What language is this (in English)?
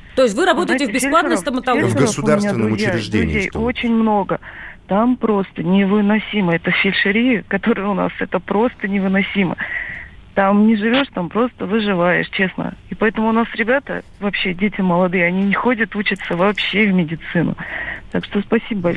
Russian